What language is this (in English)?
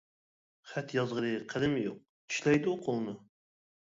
Uyghur